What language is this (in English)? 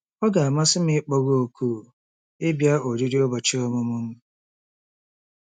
Igbo